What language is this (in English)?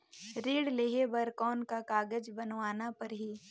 Chhattisgarhi